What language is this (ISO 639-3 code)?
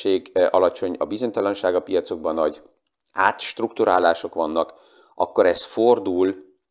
hun